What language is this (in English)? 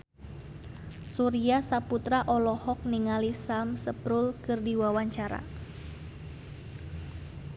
Sundanese